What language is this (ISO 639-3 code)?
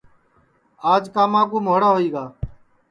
ssi